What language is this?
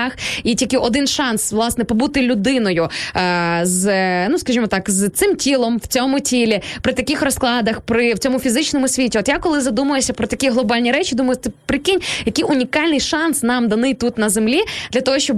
Ukrainian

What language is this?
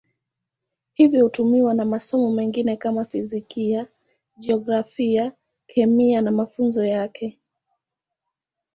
Swahili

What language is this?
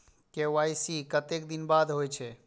Maithili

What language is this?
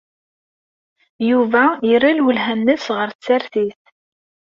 Kabyle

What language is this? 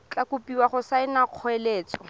Tswana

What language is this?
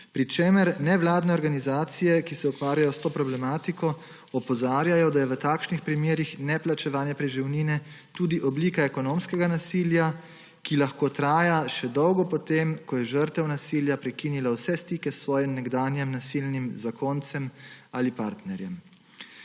Slovenian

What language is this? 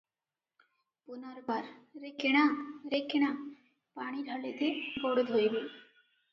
Odia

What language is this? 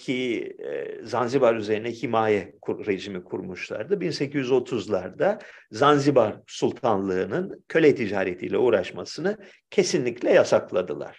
Turkish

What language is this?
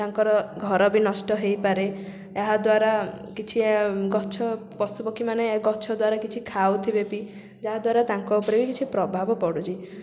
Odia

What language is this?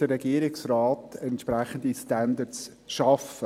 Swiss German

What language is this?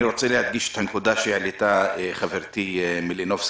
Hebrew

